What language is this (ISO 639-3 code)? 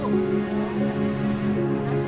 ind